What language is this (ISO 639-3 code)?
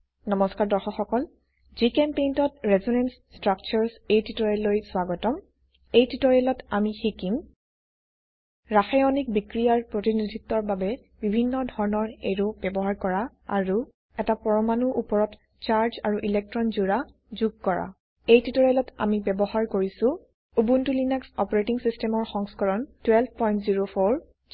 asm